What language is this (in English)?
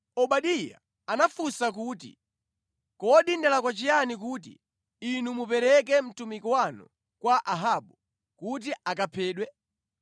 Nyanja